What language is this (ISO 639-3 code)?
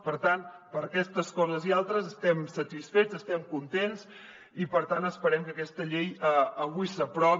cat